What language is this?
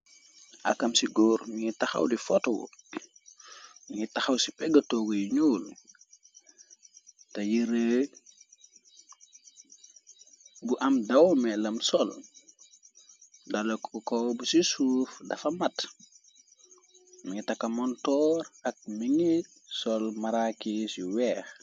Wolof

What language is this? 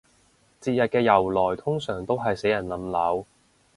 Cantonese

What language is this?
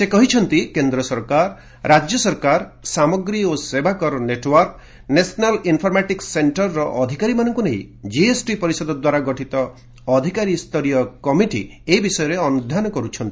Odia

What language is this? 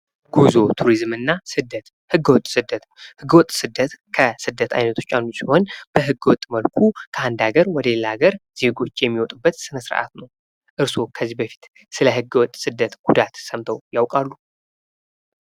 Amharic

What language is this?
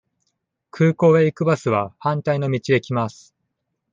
Japanese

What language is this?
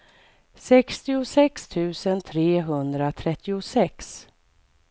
Swedish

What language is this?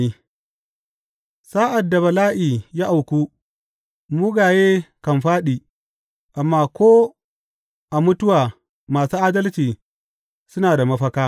Hausa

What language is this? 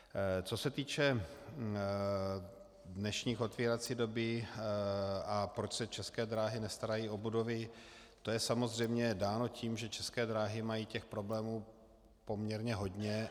Czech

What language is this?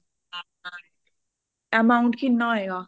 Punjabi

